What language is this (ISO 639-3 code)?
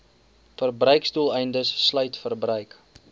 afr